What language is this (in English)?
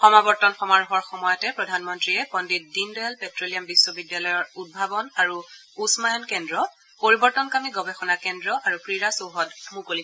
Assamese